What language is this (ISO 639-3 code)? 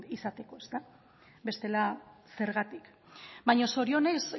eus